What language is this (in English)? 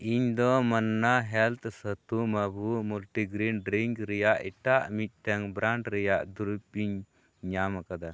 Santali